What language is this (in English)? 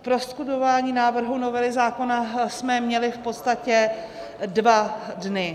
Czech